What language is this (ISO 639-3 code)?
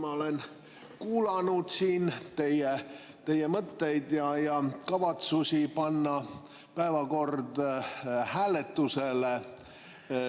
est